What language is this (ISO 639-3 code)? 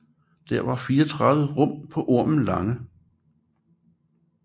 dan